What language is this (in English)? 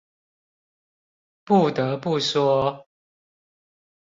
Chinese